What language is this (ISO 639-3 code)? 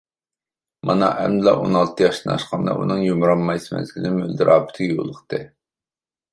uig